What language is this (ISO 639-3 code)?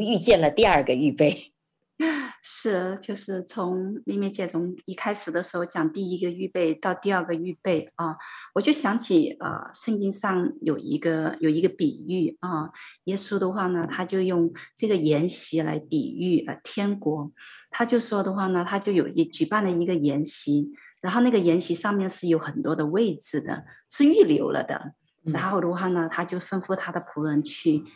zho